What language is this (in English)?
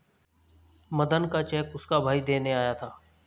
Hindi